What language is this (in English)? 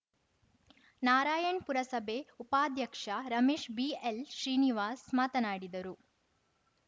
Kannada